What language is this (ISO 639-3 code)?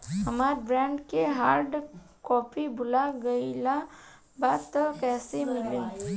bho